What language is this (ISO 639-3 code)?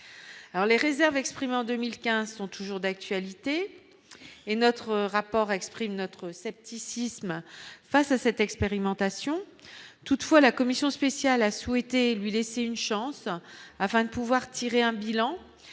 fra